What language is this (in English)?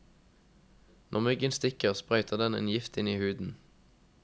Norwegian